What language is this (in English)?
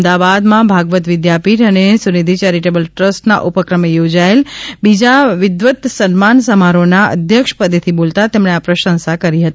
Gujarati